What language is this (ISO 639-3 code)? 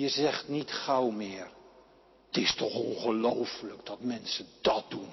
nld